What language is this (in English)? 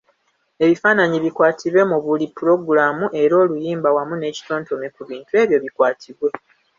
Ganda